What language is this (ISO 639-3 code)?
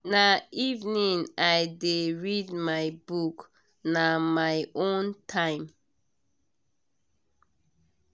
pcm